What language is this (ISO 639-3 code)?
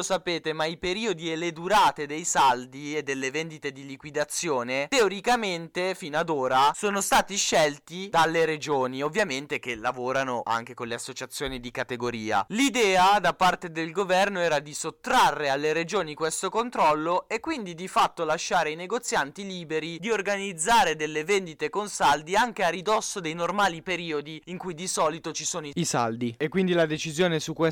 ita